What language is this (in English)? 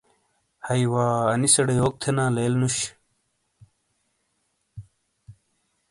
Shina